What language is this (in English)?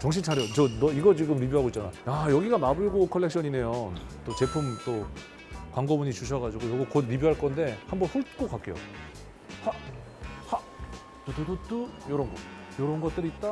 Korean